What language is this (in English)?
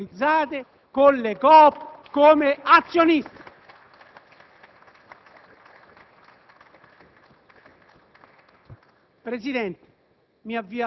Italian